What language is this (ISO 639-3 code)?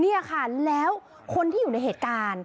tha